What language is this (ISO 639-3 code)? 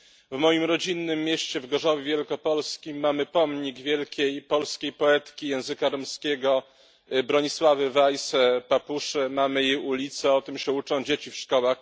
pol